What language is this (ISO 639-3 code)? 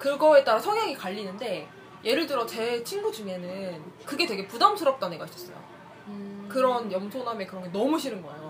kor